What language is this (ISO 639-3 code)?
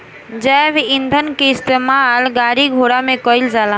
bho